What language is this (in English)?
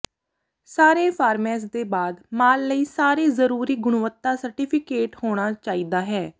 Punjabi